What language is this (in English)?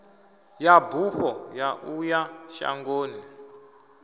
Venda